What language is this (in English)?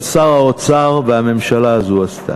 Hebrew